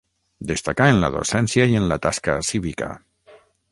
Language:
Catalan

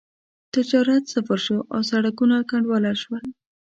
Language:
Pashto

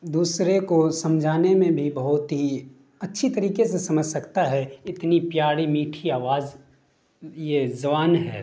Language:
Urdu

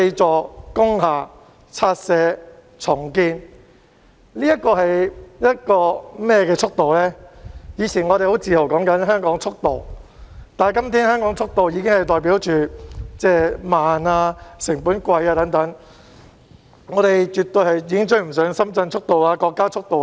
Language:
Cantonese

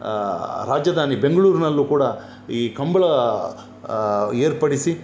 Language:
Kannada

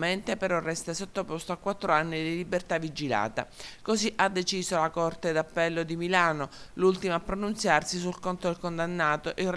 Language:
Italian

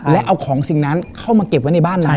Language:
Thai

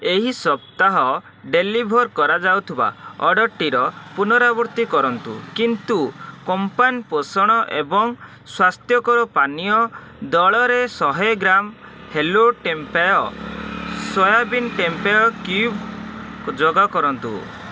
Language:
Odia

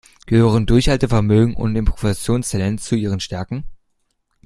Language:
German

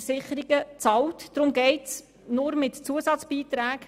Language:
Swiss German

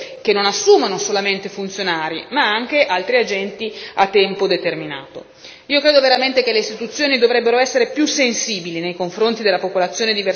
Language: Italian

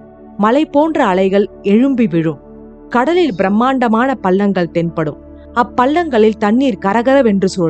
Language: Tamil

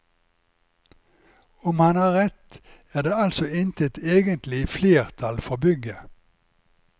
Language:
Norwegian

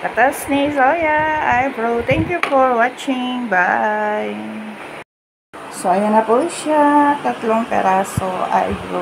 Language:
Filipino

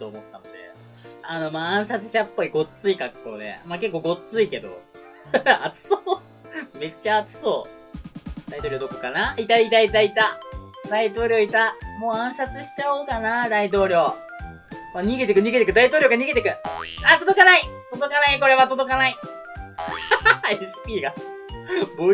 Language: Japanese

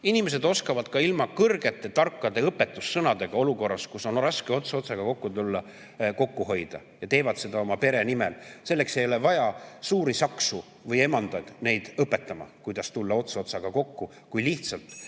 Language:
Estonian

